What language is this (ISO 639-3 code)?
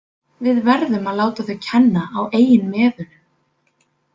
isl